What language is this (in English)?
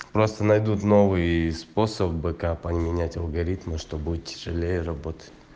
Russian